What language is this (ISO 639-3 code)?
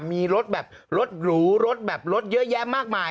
tha